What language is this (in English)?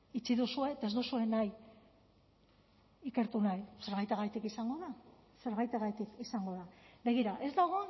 Basque